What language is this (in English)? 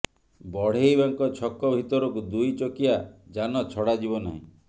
Odia